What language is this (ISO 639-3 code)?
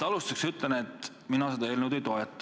est